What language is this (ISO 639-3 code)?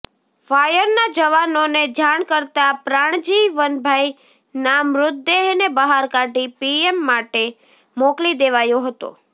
guj